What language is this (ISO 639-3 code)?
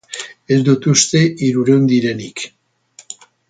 eus